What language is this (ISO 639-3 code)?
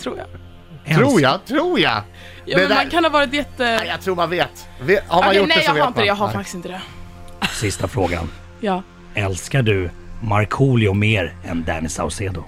swe